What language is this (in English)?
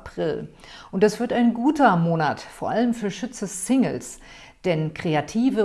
German